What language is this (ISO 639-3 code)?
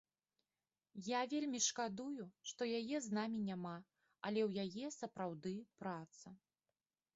bel